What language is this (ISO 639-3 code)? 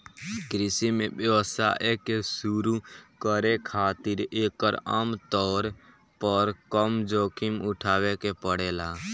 bho